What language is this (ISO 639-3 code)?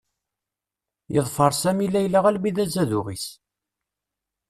kab